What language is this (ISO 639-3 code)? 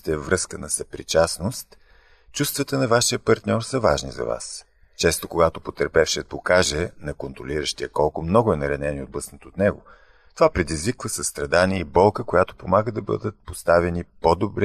bul